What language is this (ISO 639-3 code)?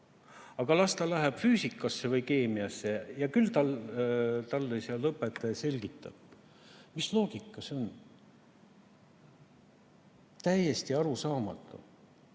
est